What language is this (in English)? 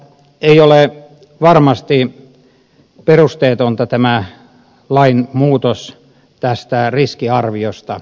Finnish